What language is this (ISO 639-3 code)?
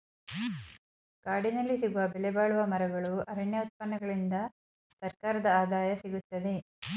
kan